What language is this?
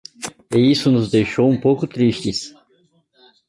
Portuguese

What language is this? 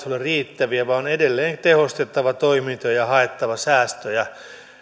Finnish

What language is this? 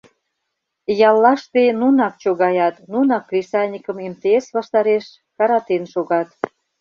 Mari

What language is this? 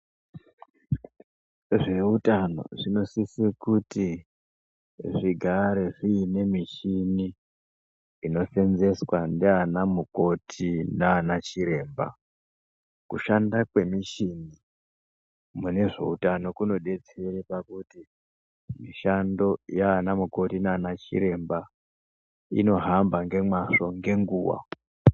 Ndau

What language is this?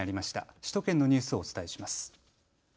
Japanese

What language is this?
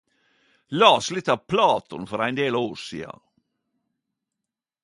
Norwegian Nynorsk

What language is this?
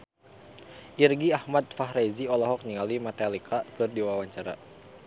Sundanese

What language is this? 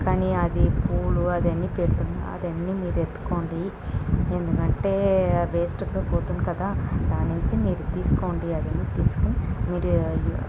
Telugu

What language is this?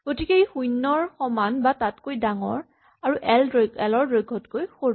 Assamese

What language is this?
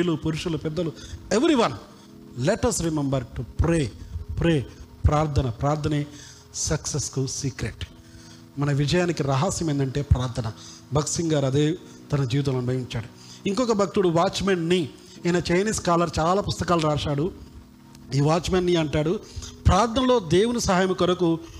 Telugu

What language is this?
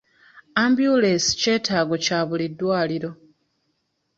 Ganda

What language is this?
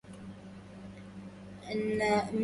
Arabic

